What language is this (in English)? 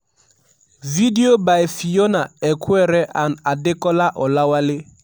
Nigerian Pidgin